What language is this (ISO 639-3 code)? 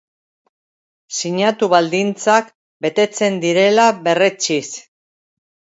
eus